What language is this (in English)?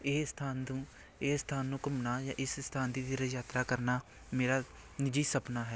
Punjabi